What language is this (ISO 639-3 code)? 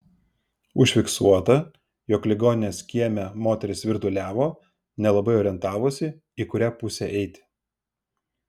lit